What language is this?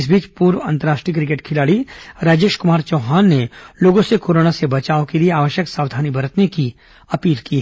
Hindi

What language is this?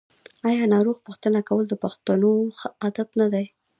Pashto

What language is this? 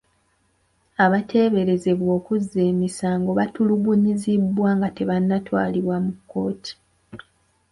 Ganda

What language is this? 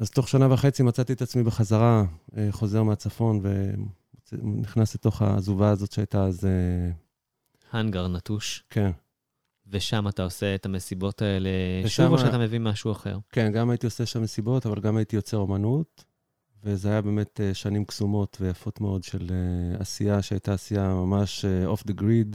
Hebrew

